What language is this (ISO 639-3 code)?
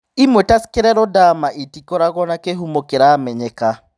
kik